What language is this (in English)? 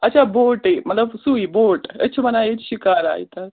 Kashmiri